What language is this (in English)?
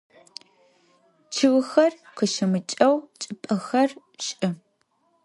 Adyghe